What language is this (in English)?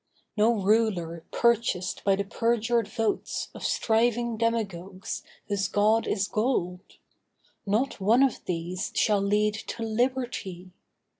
English